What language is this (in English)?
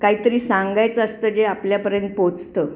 Marathi